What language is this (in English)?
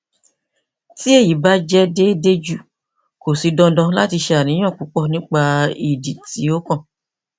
Yoruba